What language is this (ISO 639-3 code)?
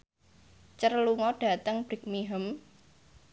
jav